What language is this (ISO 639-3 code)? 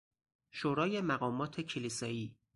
fas